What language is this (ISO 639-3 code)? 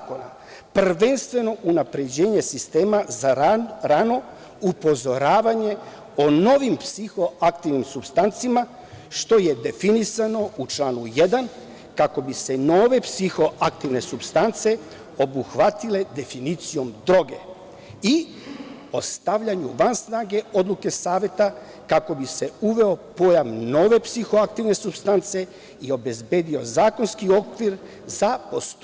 srp